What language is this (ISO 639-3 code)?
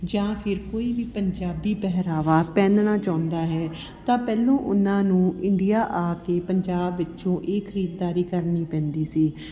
pan